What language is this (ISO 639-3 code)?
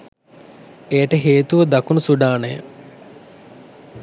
sin